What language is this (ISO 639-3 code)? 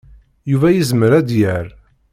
kab